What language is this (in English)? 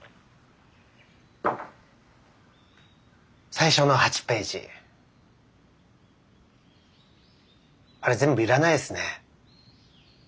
Japanese